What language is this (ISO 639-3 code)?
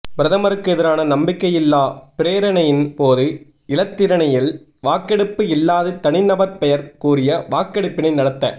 tam